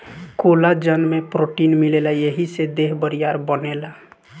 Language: Bhojpuri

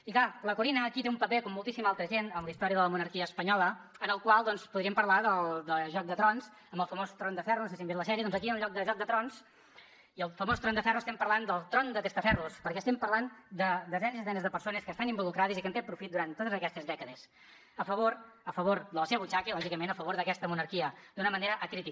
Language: Catalan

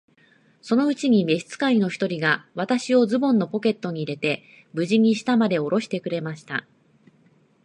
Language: Japanese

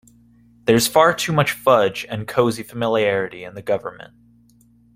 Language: English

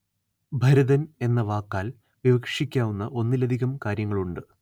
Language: Malayalam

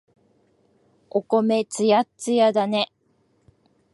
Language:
Japanese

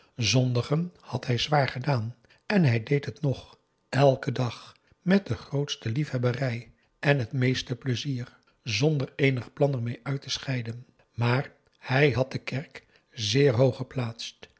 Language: Dutch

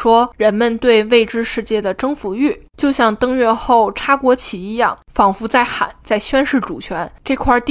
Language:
Chinese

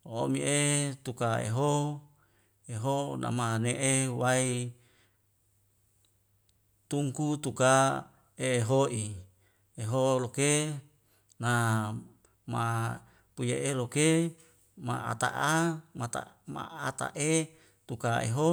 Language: Wemale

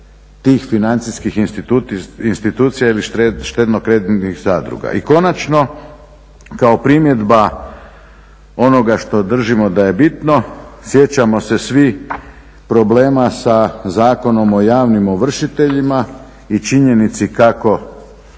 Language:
Croatian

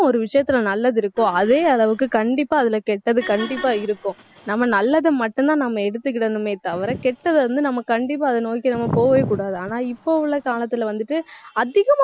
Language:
Tamil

